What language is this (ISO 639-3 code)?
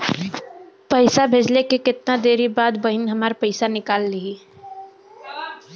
bho